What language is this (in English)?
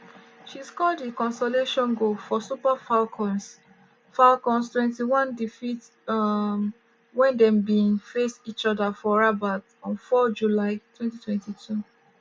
Nigerian Pidgin